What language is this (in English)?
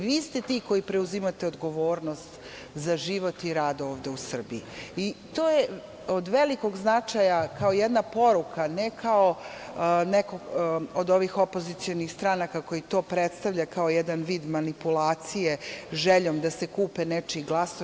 Serbian